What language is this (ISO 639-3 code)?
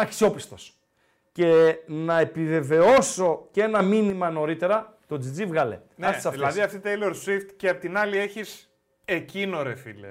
ell